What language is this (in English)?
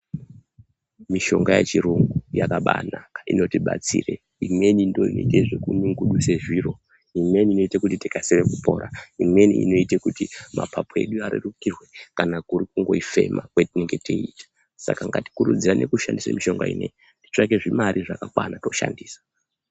Ndau